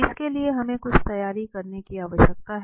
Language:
Hindi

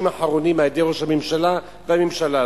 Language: Hebrew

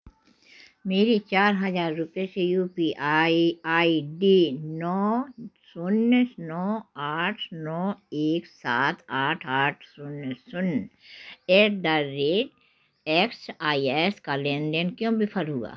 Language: Hindi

